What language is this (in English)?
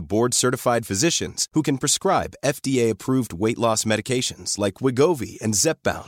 Swedish